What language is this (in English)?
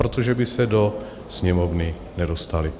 Czech